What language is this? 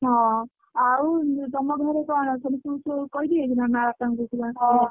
Odia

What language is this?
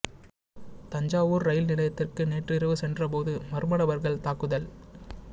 Tamil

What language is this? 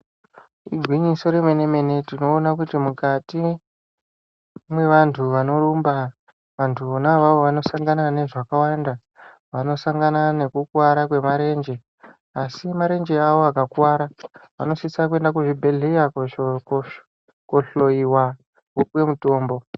Ndau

